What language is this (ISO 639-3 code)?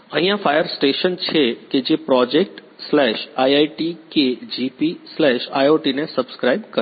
guj